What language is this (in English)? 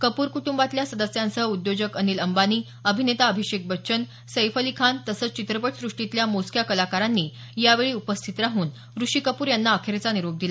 Marathi